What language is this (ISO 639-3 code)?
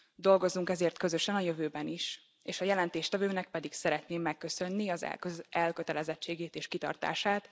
hun